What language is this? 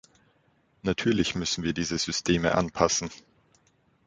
German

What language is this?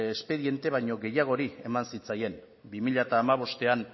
Basque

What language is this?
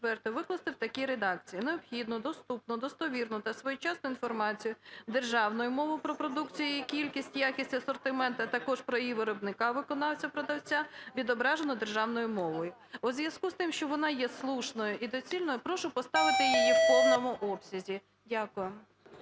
Ukrainian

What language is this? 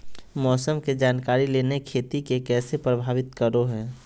Magahi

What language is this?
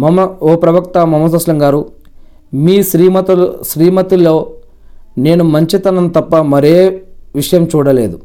Telugu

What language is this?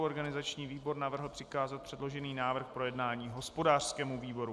Czech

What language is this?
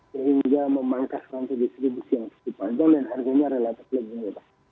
Indonesian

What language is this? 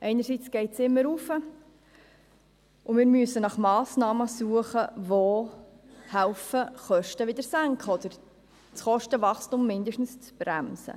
Swiss German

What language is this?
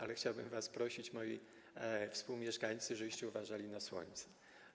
Polish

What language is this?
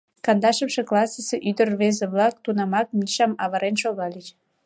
Mari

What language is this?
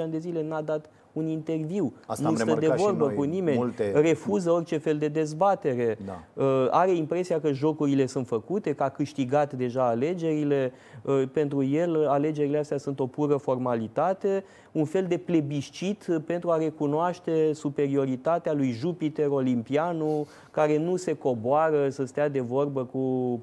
Romanian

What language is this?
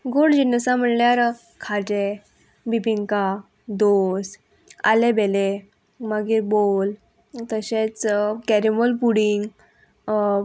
Konkani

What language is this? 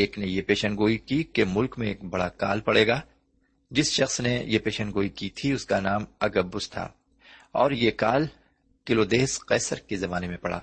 Urdu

